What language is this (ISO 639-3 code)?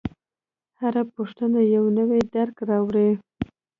pus